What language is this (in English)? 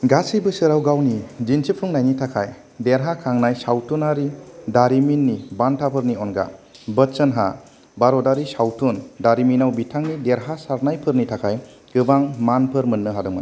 Bodo